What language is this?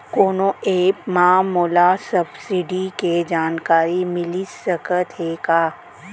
Chhattisgarhi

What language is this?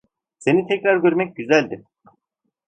Turkish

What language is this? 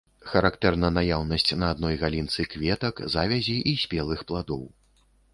Belarusian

